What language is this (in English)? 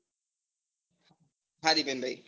Gujarati